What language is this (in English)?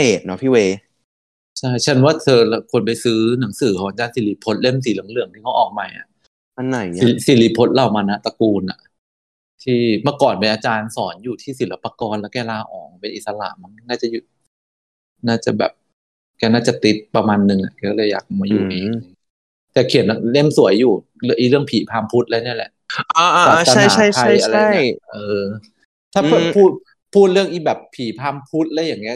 Thai